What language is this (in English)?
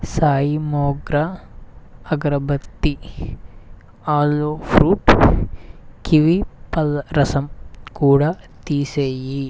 Telugu